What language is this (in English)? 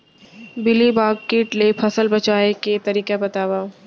Chhattisgarhi